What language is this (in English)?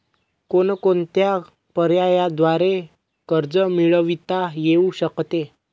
Marathi